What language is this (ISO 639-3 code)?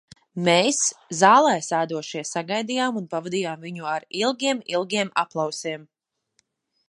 lav